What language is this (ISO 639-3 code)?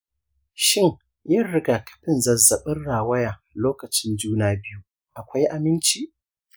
hau